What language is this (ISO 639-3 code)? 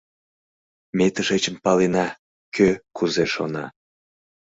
chm